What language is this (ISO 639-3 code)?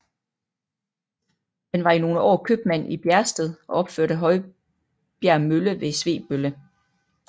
dan